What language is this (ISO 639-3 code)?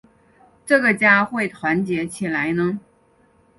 zho